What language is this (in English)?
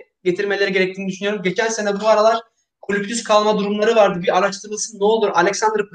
Turkish